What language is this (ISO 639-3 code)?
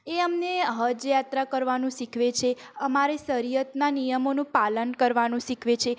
guj